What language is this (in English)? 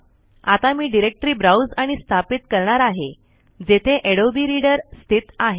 Marathi